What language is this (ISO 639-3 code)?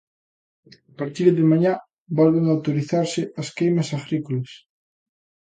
glg